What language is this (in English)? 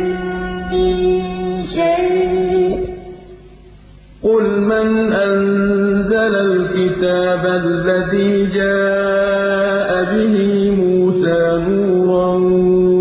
Arabic